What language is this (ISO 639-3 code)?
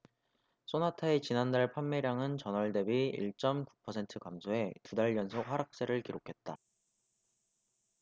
kor